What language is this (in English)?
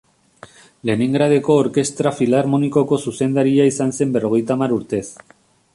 Basque